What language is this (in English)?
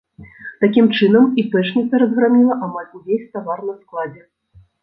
Belarusian